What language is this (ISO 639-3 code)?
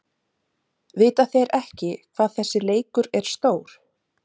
isl